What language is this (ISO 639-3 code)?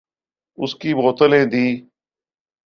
urd